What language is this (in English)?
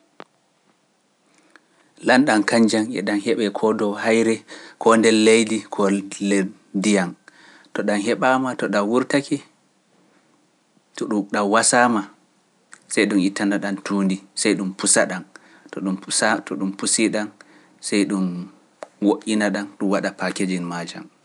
Pular